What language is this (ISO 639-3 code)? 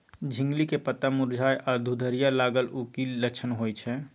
mai